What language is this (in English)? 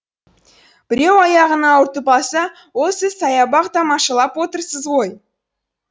Kazakh